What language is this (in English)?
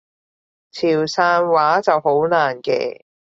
Cantonese